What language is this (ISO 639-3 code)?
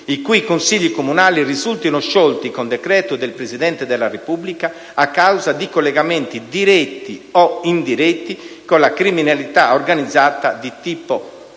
ita